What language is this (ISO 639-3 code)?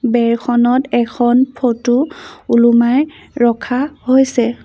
asm